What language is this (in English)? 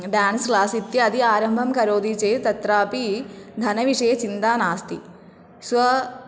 Sanskrit